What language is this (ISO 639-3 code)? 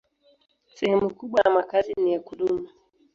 swa